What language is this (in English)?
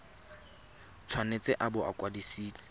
Tswana